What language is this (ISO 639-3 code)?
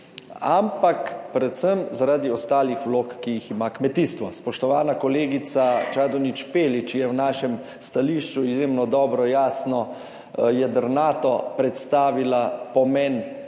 slv